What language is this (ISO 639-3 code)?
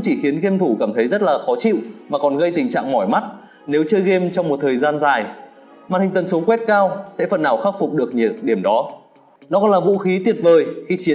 vie